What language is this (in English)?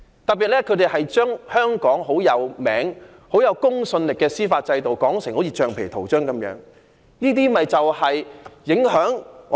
Cantonese